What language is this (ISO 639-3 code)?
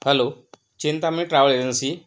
mar